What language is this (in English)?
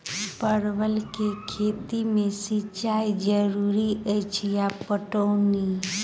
Maithili